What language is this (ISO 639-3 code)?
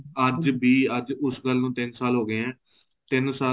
pan